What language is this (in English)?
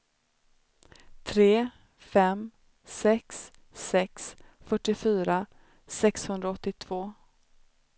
Swedish